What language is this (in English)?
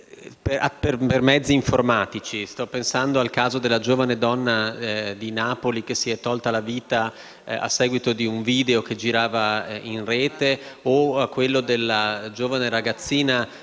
Italian